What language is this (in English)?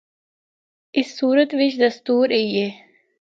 Northern Hindko